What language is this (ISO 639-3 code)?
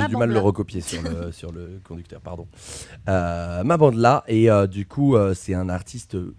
fra